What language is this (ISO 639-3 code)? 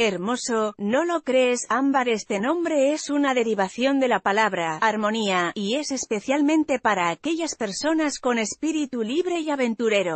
spa